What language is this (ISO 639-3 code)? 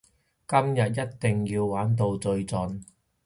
yue